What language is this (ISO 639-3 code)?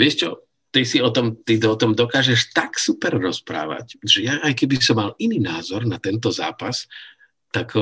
slk